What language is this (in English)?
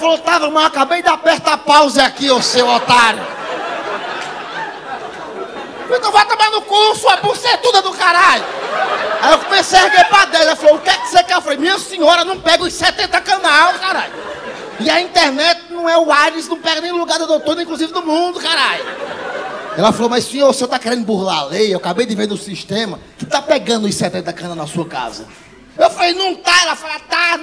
Portuguese